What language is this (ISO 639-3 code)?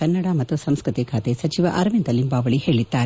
kan